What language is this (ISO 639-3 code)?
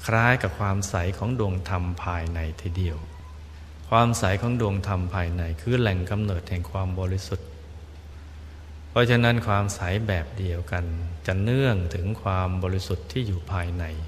tha